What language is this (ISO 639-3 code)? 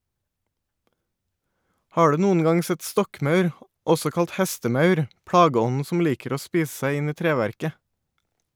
nor